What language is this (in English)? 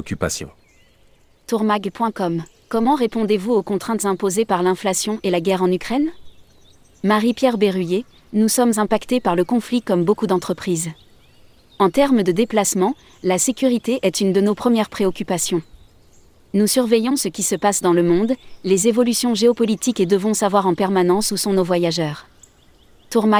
French